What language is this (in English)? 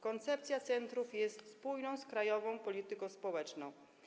Polish